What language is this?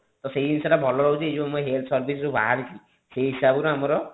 Odia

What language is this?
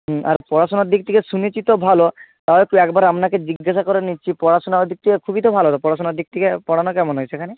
Bangla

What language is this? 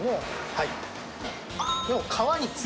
Japanese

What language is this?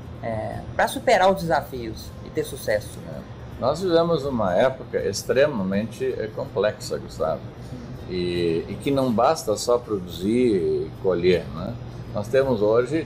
Portuguese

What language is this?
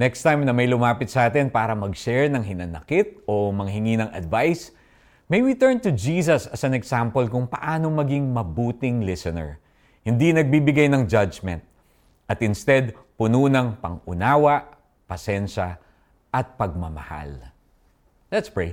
Filipino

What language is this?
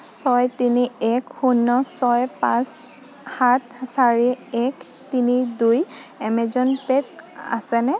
Assamese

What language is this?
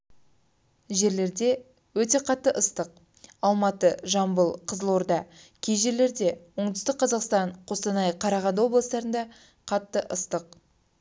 Kazakh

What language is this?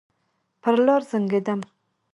Pashto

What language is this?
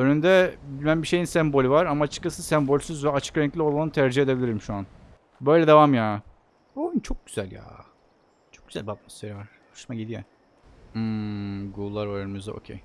Turkish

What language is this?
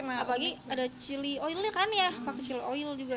Indonesian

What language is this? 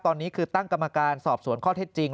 Thai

